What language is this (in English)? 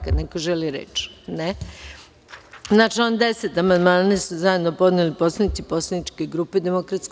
Serbian